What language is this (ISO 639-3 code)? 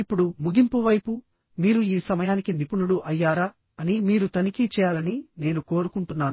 tel